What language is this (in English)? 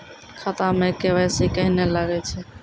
Maithili